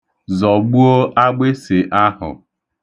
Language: Igbo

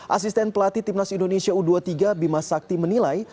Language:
Indonesian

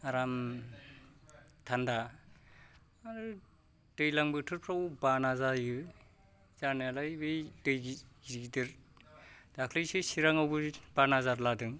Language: Bodo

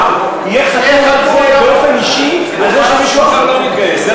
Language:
Hebrew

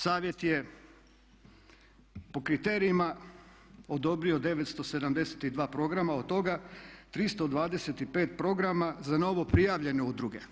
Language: Croatian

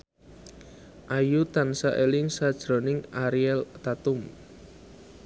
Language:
Javanese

